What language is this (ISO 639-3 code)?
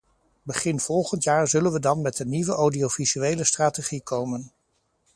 nld